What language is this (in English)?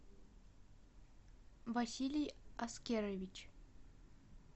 Russian